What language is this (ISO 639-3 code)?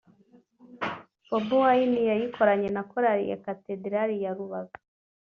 kin